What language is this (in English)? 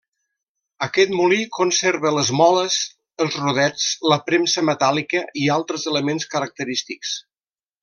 Catalan